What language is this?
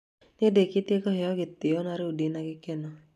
Kikuyu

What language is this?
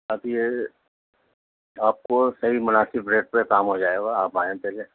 Urdu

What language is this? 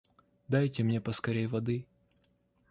Russian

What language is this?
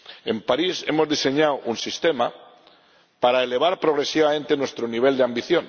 Spanish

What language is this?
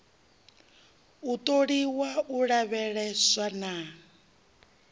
Venda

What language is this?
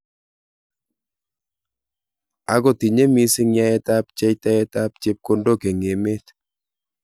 Kalenjin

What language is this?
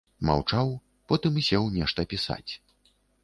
Belarusian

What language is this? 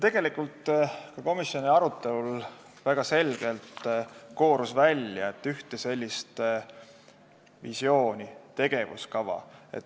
Estonian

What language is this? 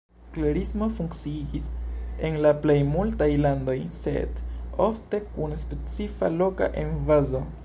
Esperanto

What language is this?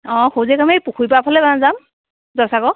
Assamese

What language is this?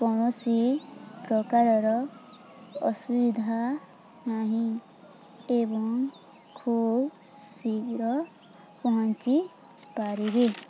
Odia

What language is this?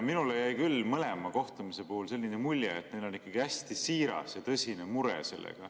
Estonian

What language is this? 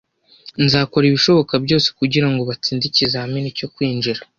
Kinyarwanda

